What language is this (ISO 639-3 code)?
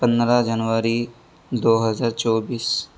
urd